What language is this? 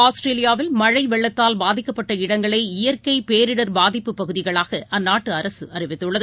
Tamil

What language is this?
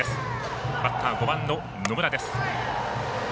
Japanese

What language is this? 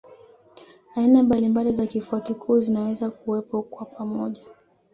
Swahili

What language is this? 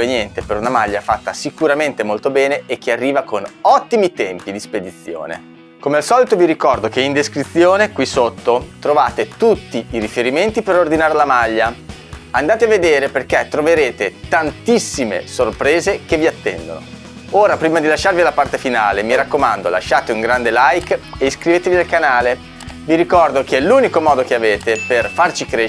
Italian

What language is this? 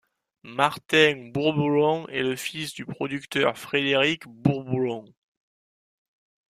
French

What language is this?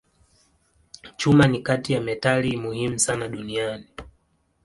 Swahili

